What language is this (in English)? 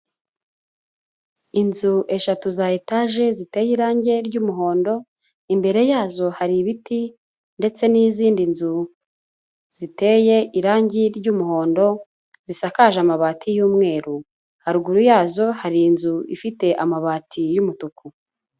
Kinyarwanda